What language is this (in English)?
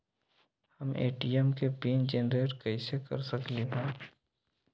Magahi